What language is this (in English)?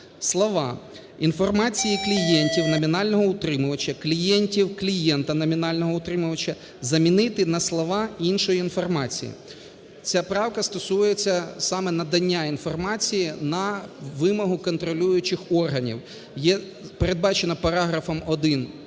Ukrainian